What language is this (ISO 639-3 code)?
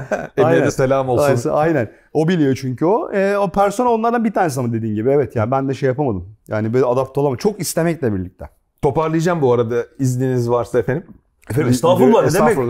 tur